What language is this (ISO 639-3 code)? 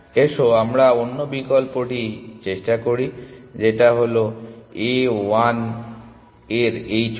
ben